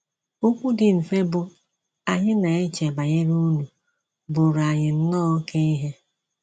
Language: Igbo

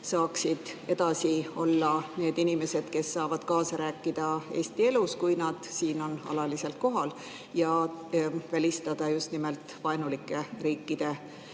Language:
Estonian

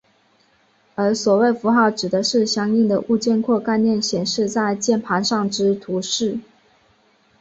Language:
Chinese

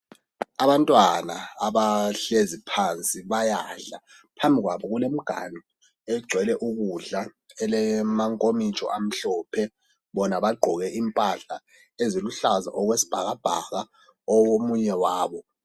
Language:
North Ndebele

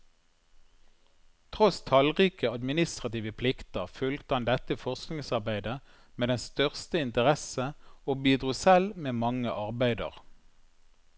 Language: Norwegian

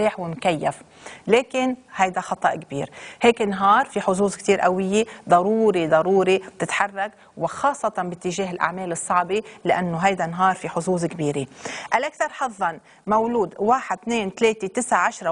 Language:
Arabic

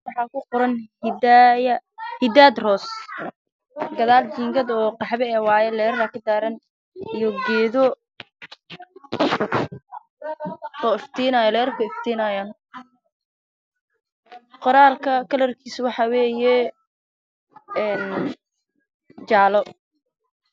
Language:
Somali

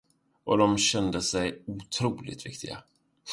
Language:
Swedish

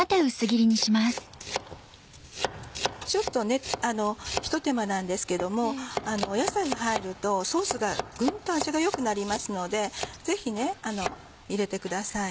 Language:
Japanese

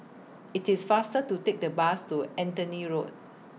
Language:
English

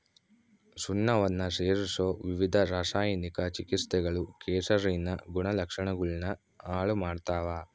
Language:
Kannada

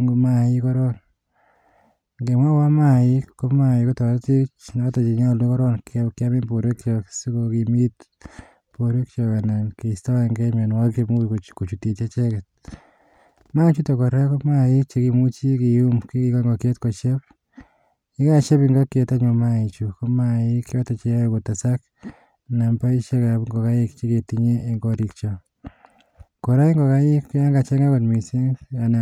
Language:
Kalenjin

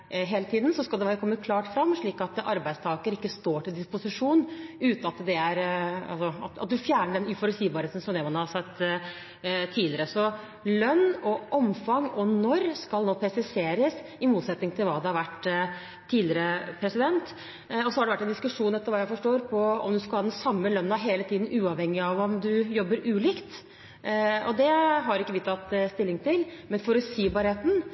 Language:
Norwegian Bokmål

